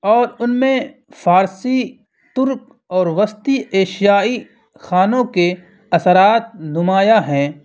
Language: Urdu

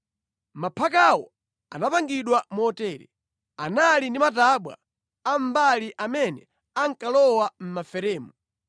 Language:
Nyanja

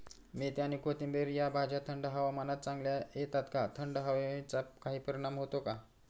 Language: Marathi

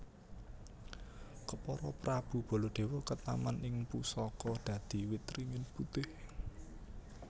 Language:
Javanese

